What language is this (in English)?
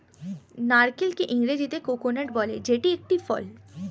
Bangla